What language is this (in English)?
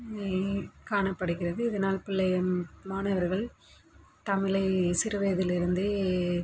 Tamil